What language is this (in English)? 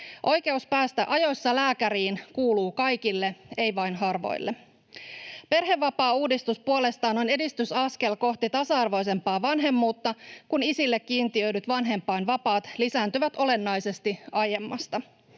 Finnish